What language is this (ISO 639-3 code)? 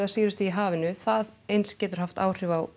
isl